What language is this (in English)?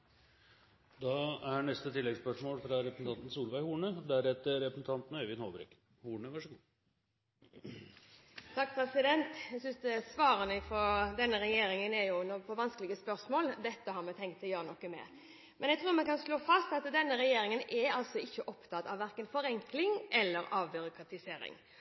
Norwegian